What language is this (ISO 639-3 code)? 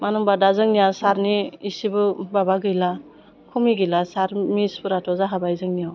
brx